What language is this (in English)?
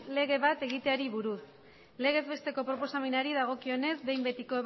Basque